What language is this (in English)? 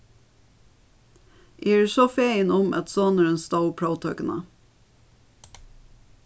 Faroese